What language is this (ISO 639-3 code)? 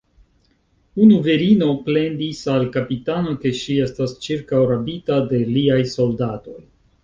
epo